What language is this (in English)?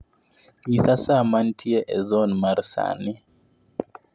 Luo (Kenya and Tanzania)